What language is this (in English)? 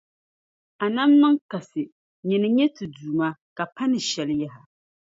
Dagbani